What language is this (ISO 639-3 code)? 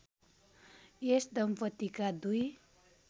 nep